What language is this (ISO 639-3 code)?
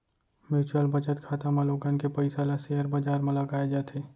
hne